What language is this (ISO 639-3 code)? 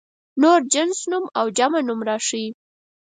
pus